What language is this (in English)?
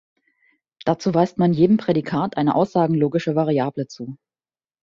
German